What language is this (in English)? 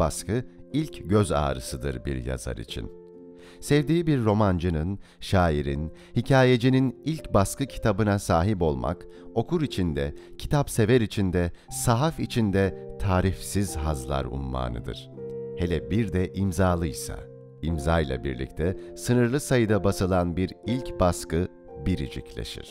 Turkish